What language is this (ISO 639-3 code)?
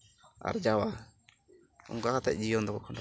sat